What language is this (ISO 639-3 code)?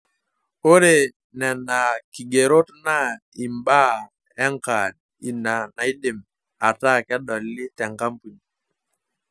mas